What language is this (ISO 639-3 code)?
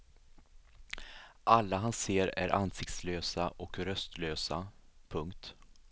swe